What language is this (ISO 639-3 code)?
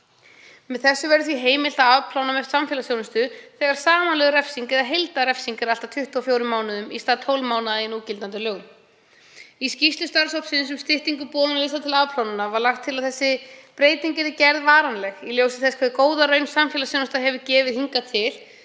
isl